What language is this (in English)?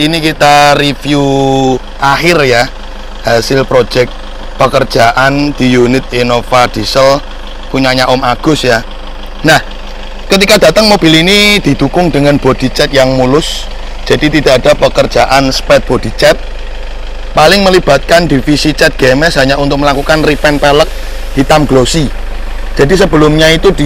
Indonesian